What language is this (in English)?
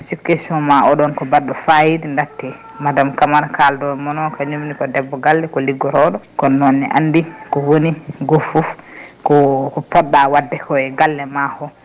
Fula